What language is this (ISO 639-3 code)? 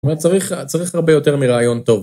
heb